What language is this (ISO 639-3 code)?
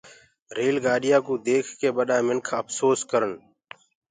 ggg